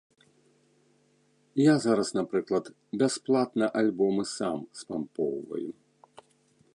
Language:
Belarusian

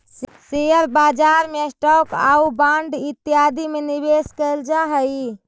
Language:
Magahi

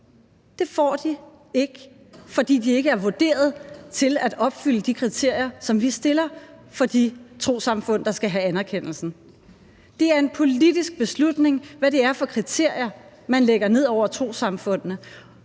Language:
Danish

